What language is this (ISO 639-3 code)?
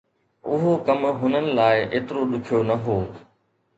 snd